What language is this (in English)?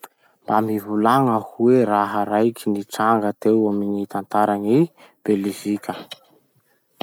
Masikoro Malagasy